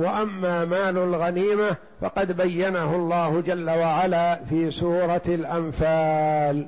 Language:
Arabic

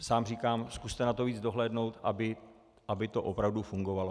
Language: Czech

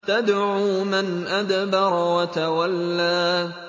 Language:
Arabic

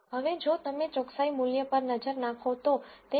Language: Gujarati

